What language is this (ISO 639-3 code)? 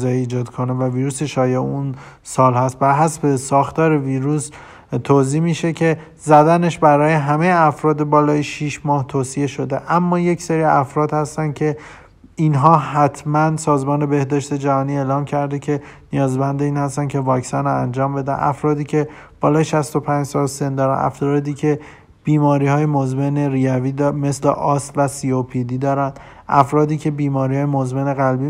fas